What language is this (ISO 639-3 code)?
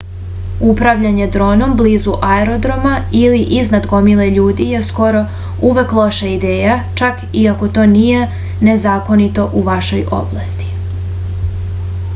srp